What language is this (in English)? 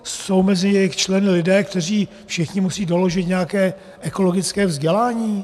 Czech